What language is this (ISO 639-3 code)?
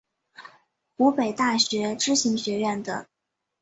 zho